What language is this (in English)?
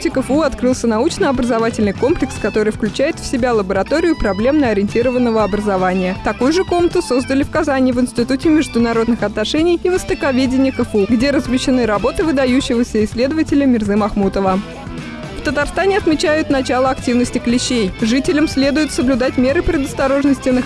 Russian